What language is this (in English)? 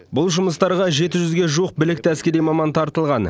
Kazakh